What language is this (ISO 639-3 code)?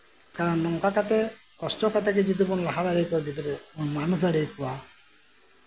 sat